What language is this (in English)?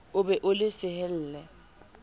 Southern Sotho